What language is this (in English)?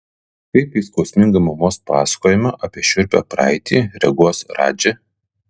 Lithuanian